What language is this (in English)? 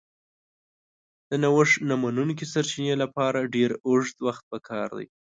Pashto